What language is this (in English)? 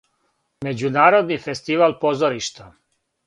Serbian